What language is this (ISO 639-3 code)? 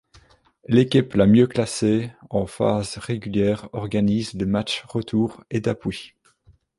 fra